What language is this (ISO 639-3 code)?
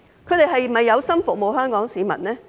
yue